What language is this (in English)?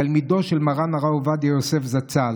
Hebrew